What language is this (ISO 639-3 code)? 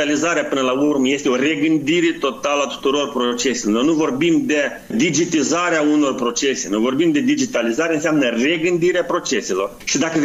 ron